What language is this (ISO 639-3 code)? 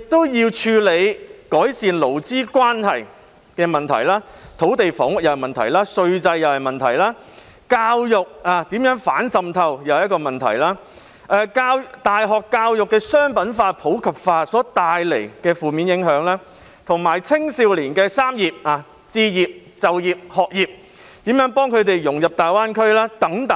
yue